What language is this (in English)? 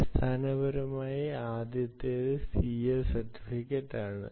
Malayalam